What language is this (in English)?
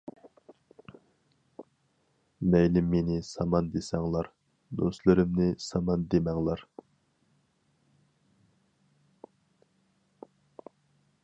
Uyghur